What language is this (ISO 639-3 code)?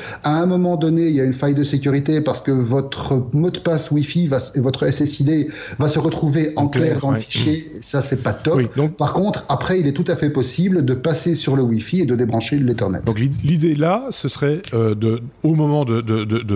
fra